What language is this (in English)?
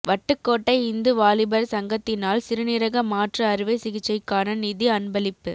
Tamil